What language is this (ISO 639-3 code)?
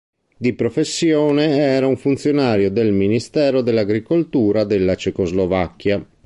ita